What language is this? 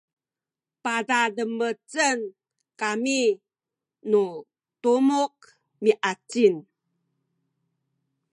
Sakizaya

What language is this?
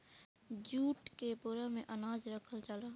Bhojpuri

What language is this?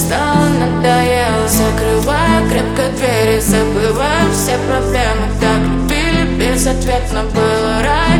Russian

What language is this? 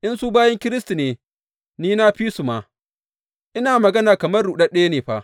Hausa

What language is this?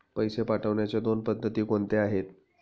Marathi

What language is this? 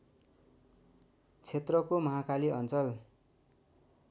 Nepali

